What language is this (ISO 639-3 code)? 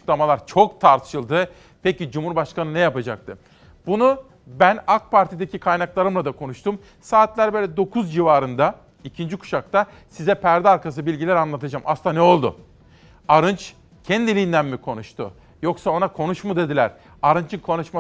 tur